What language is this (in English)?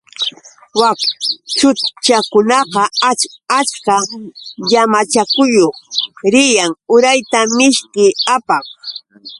Yauyos Quechua